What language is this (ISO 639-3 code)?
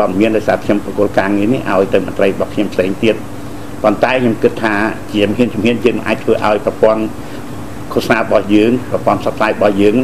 tha